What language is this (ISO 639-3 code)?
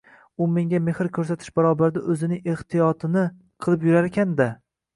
uzb